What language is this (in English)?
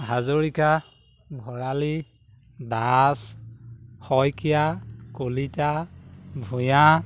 Assamese